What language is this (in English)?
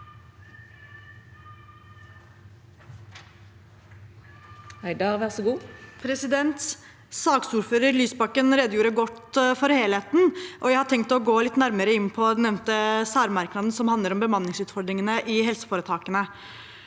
Norwegian